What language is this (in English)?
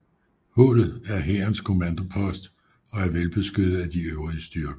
Danish